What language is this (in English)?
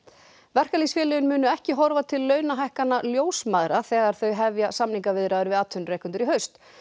Icelandic